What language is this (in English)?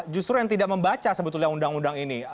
Indonesian